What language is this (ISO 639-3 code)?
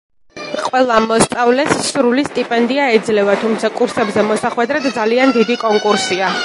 kat